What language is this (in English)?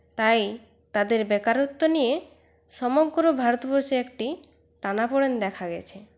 Bangla